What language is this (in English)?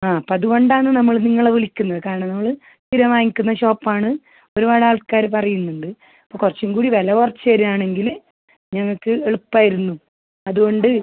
Malayalam